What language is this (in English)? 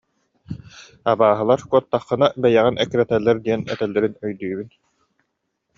Yakut